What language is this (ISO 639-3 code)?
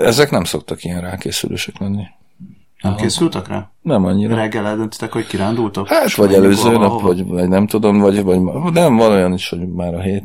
hun